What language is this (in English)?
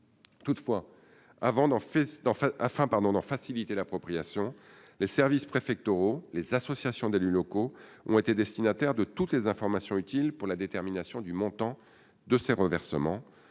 French